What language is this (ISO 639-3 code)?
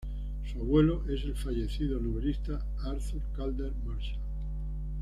spa